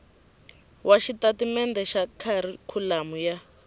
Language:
Tsonga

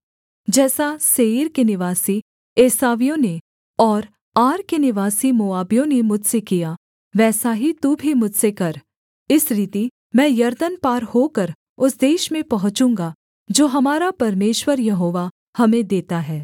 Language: Hindi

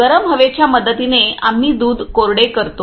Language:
Marathi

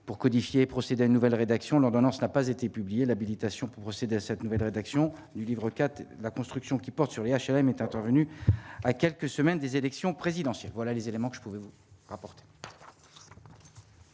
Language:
French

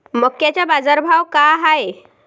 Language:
Marathi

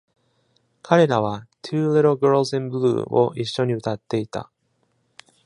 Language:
Japanese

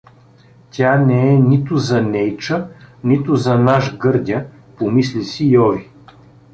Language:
Bulgarian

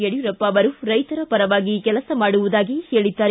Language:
Kannada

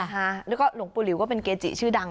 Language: Thai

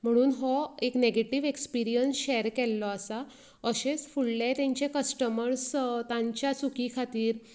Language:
Konkani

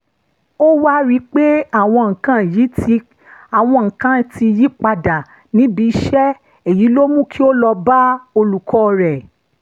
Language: Yoruba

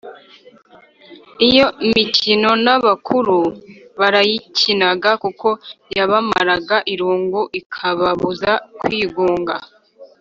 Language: Kinyarwanda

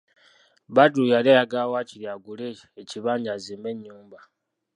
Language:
Ganda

